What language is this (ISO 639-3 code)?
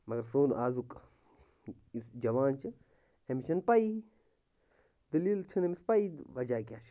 kas